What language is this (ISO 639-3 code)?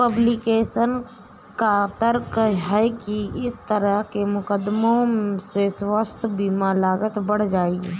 hin